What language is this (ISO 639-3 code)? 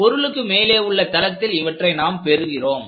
tam